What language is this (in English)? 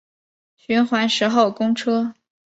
Chinese